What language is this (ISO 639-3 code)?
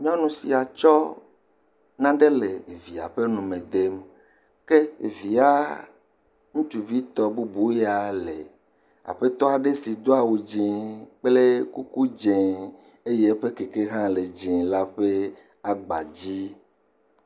ewe